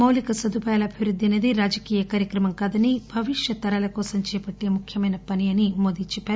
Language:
Telugu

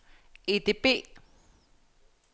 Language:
Danish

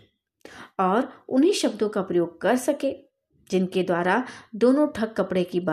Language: Hindi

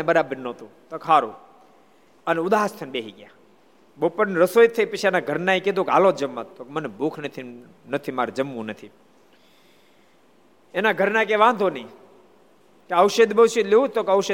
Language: Gujarati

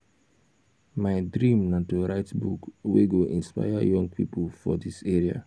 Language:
Nigerian Pidgin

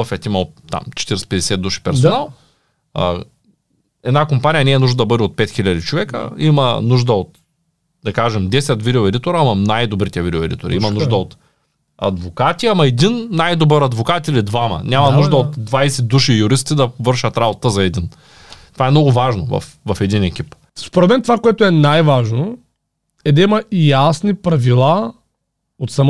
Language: Bulgarian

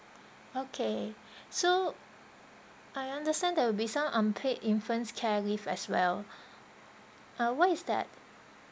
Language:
English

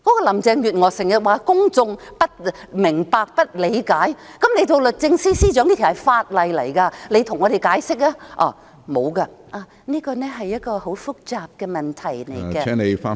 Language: Cantonese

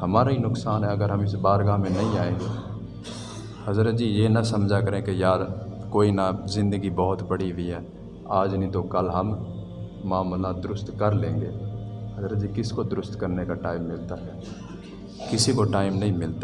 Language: Urdu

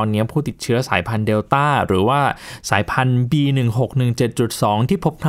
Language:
Thai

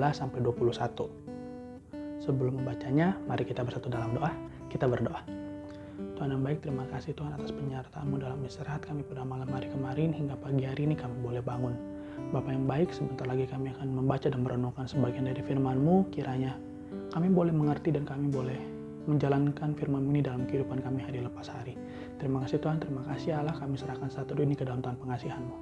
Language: Indonesian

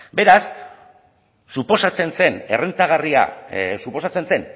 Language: Basque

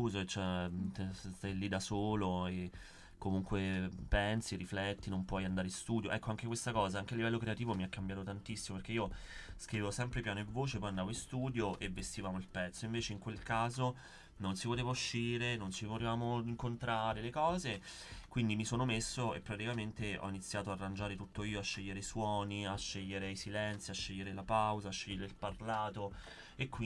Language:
Italian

